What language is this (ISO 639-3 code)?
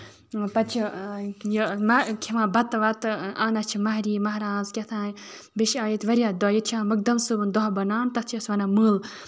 kas